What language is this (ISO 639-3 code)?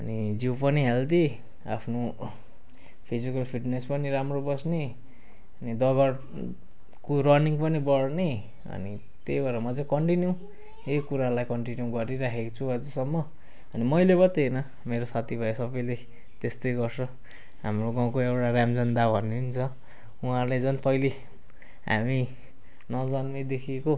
nep